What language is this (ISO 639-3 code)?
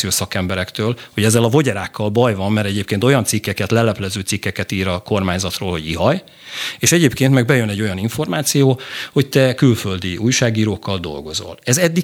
hun